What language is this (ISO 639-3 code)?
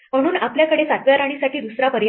mar